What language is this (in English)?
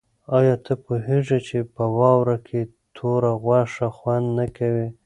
Pashto